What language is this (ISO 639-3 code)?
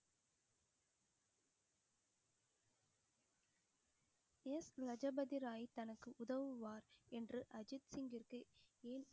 tam